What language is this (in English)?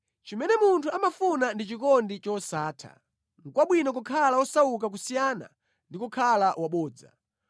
Nyanja